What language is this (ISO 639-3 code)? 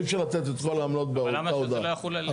heb